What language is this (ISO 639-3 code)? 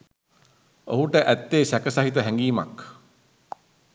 sin